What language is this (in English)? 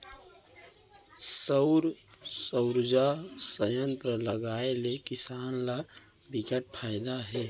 Chhattisgarhi